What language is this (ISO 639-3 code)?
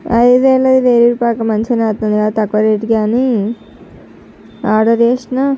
tel